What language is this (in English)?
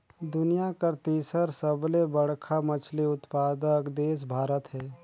Chhattisgarhi